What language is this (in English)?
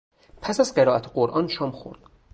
Persian